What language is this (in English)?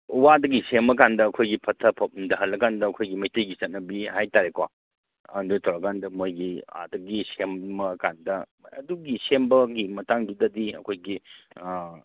Manipuri